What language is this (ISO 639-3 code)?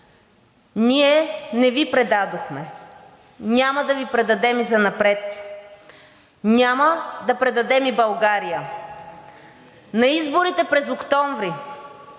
bul